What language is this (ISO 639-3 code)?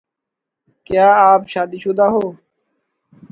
urd